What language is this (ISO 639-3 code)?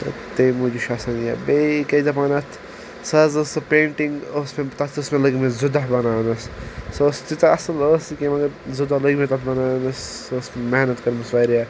kas